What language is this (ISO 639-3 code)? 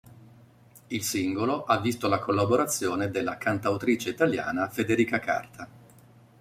ita